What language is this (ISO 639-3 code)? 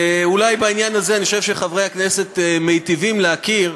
heb